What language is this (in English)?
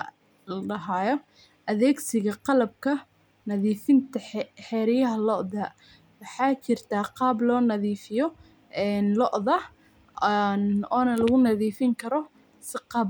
Somali